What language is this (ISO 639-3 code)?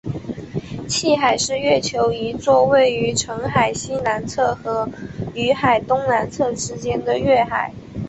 zho